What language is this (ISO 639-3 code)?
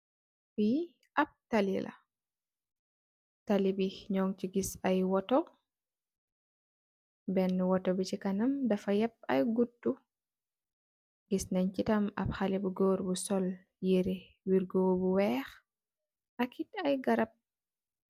wol